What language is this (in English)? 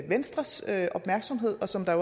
Danish